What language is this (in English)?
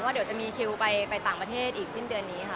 Thai